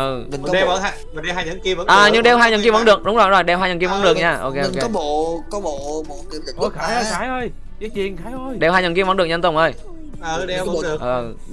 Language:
Vietnamese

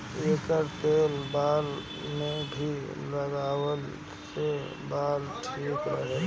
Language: Bhojpuri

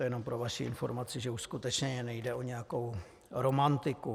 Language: Czech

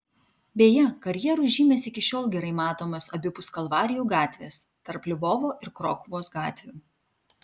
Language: Lithuanian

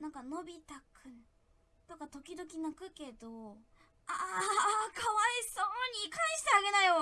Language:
Japanese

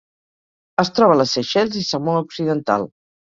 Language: Catalan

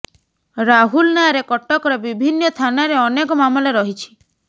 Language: Odia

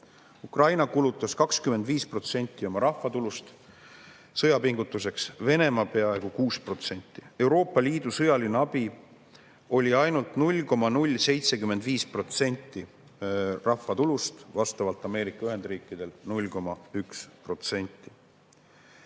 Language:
Estonian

